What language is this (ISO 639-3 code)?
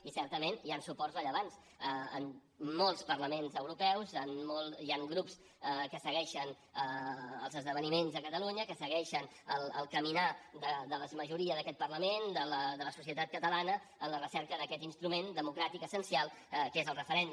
cat